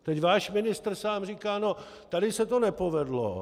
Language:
Czech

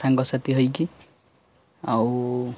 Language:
Odia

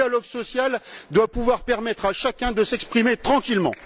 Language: French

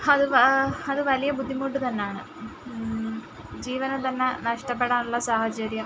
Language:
Malayalam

